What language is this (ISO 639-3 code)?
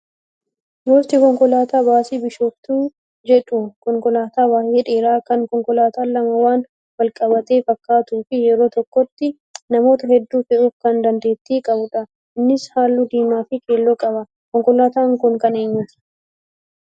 orm